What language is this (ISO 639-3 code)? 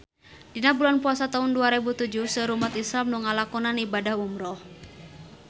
sun